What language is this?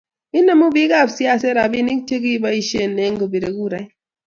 Kalenjin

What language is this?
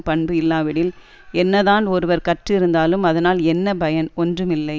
Tamil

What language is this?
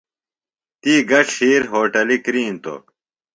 Phalura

